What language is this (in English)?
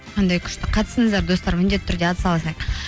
Kazakh